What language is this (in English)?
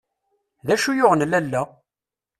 Kabyle